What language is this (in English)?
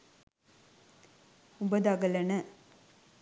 Sinhala